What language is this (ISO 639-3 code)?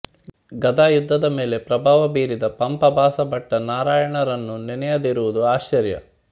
kan